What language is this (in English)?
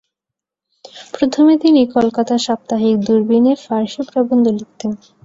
Bangla